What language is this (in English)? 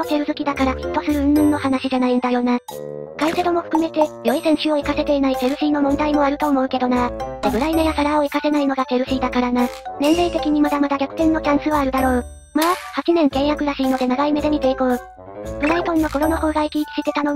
Japanese